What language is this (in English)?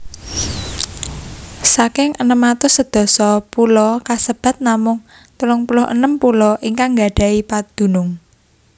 Javanese